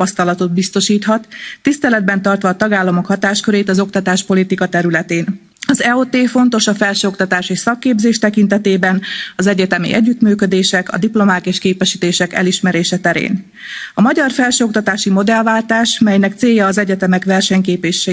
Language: Hungarian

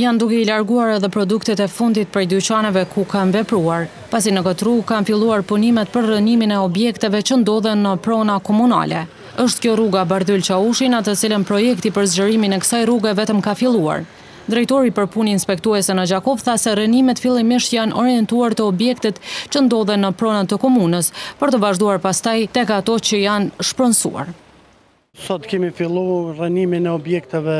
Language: Romanian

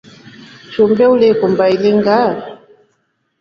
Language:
Rombo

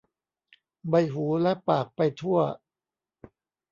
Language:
Thai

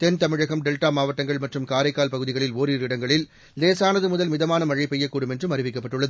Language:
Tamil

